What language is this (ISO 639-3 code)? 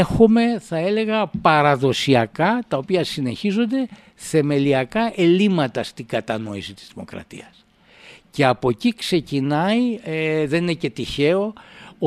ell